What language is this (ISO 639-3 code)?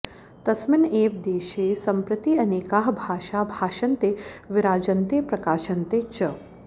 san